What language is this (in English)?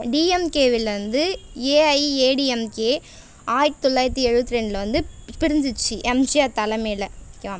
Tamil